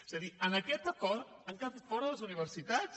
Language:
Catalan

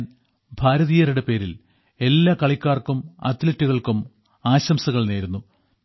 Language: Malayalam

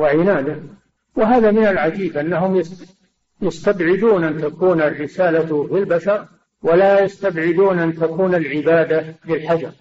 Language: Arabic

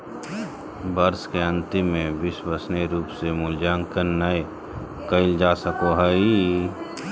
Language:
Magahi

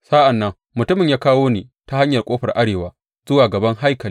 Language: Hausa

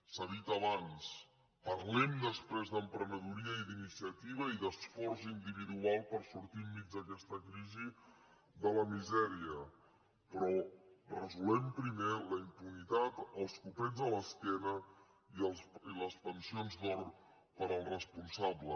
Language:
Catalan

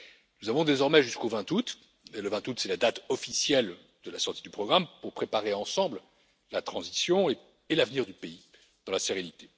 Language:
French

